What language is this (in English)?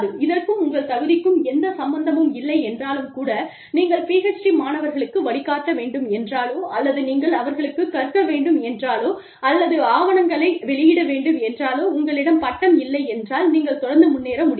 Tamil